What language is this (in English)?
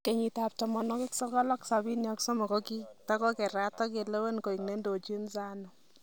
Kalenjin